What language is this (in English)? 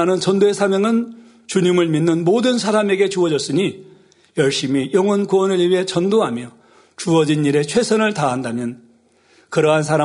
Korean